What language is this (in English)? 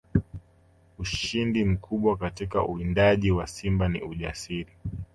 Swahili